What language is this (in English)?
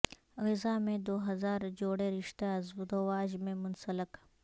Urdu